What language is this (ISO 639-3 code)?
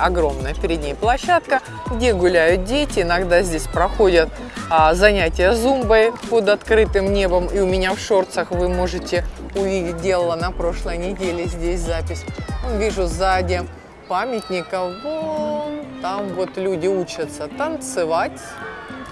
rus